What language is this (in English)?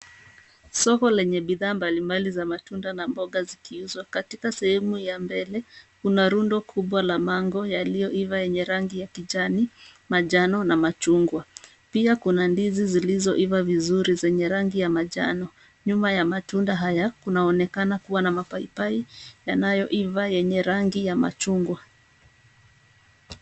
Swahili